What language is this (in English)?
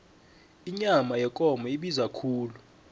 South Ndebele